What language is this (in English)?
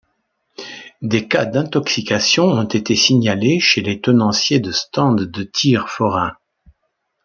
French